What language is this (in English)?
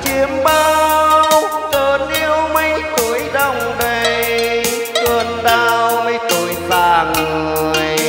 Vietnamese